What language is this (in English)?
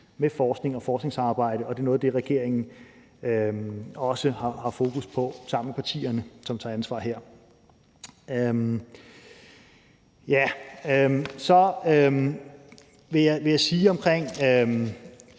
Danish